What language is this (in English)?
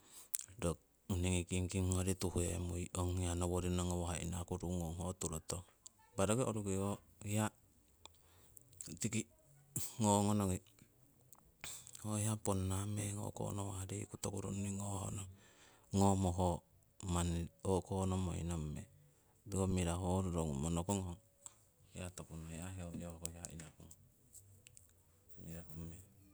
Siwai